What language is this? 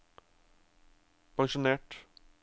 Norwegian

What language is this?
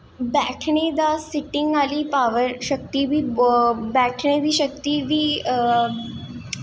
Dogri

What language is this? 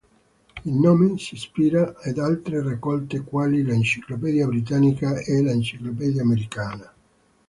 Italian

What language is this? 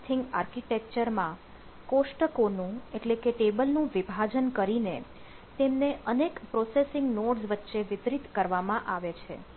Gujarati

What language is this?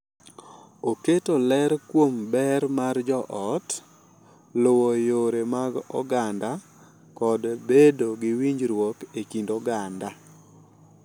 Luo (Kenya and Tanzania)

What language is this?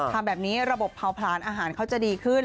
Thai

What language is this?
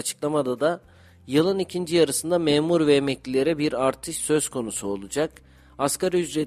Turkish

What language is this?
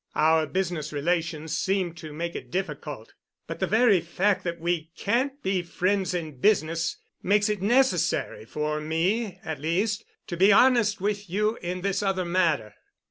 English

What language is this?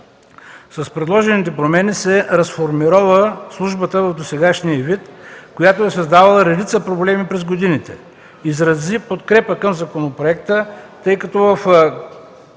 Bulgarian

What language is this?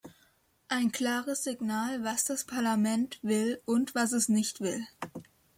German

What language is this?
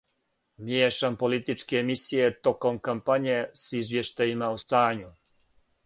Serbian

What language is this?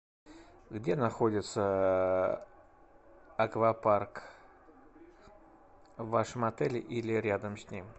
Russian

